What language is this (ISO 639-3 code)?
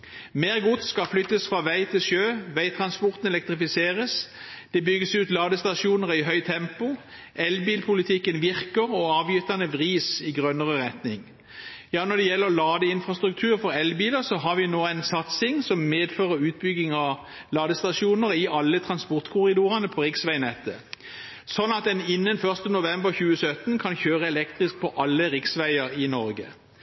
nob